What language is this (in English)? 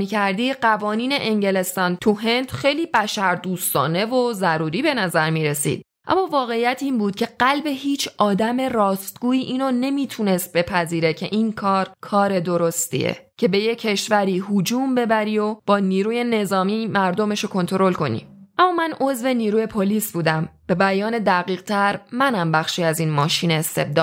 Persian